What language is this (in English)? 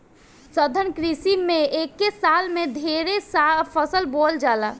Bhojpuri